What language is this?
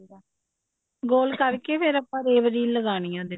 Punjabi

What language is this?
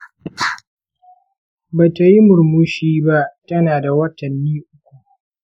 Hausa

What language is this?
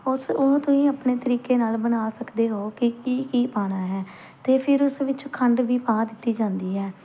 Punjabi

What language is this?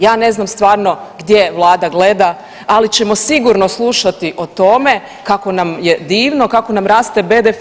Croatian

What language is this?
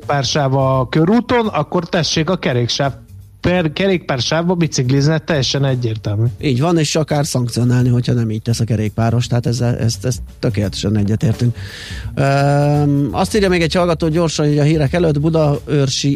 Hungarian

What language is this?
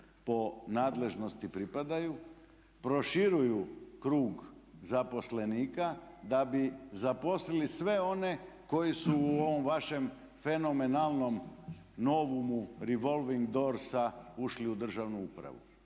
Croatian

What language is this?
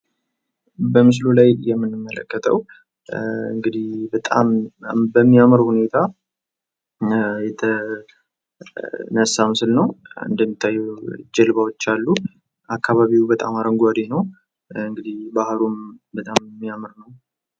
Amharic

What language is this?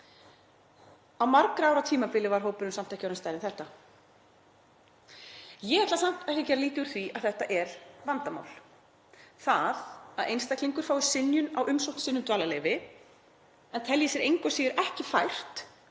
Icelandic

